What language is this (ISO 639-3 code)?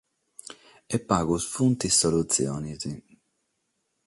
srd